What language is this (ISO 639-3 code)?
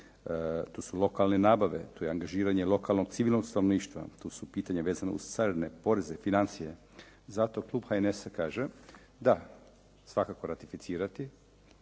hrv